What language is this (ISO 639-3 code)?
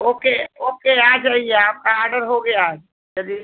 hin